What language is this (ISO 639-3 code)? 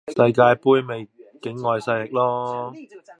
yue